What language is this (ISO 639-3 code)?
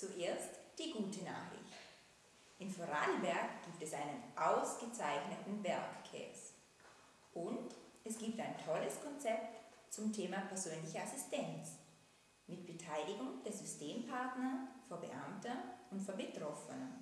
deu